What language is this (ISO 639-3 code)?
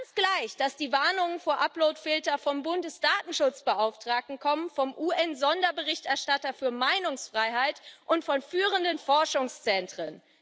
deu